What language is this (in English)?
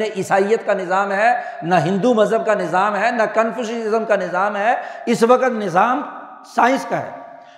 Urdu